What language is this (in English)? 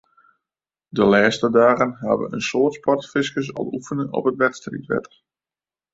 Western Frisian